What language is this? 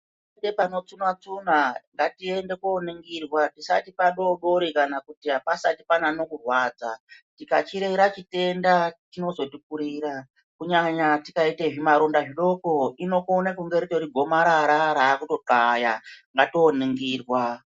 Ndau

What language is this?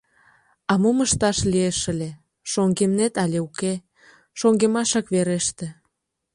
Mari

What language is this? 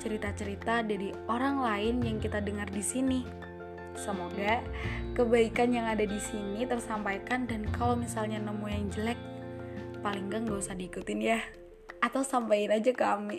Indonesian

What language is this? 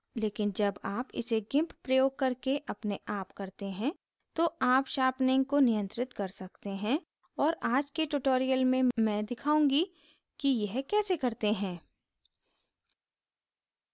Hindi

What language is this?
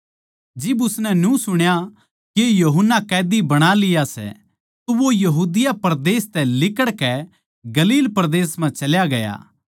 Haryanvi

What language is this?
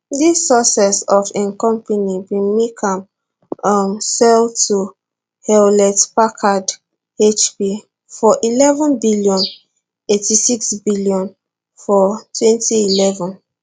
Nigerian Pidgin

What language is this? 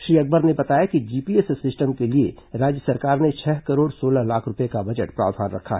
Hindi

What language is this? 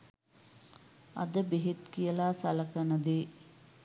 Sinhala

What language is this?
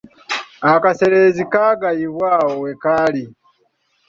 Ganda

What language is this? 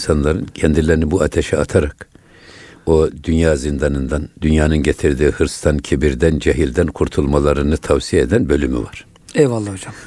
Turkish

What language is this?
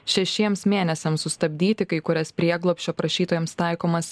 Lithuanian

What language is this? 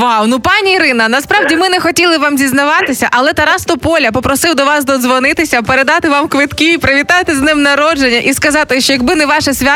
Ukrainian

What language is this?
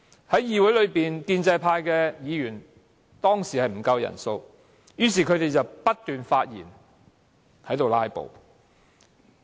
Cantonese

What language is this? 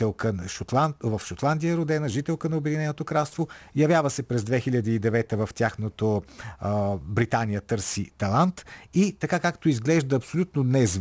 Bulgarian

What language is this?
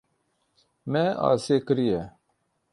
Kurdish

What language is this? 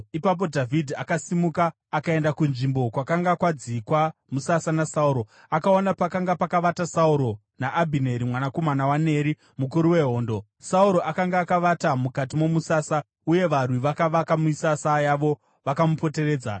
Shona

